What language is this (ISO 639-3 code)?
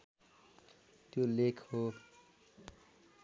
nep